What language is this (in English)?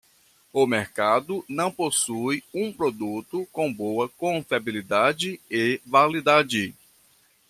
Portuguese